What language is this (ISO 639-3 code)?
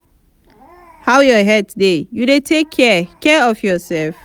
pcm